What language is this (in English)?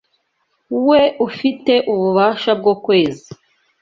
Kinyarwanda